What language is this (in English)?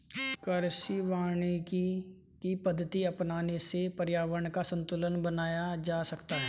Hindi